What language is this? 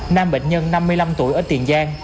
Vietnamese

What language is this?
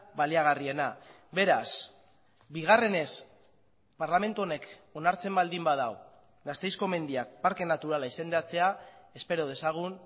Basque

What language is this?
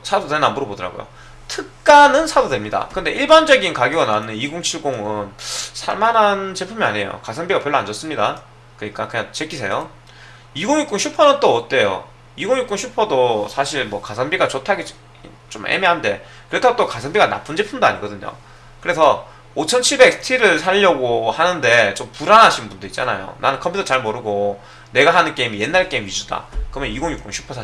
Korean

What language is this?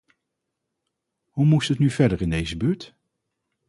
Dutch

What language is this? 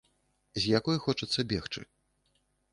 Belarusian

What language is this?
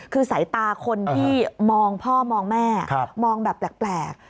Thai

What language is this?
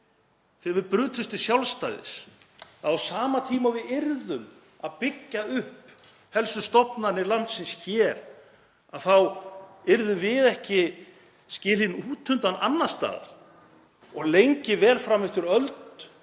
Icelandic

